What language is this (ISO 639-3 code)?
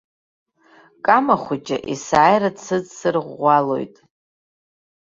abk